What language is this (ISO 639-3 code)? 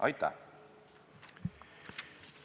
est